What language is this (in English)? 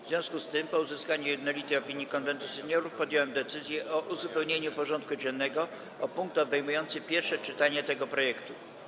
Polish